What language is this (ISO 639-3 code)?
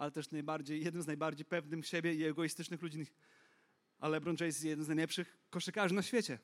pol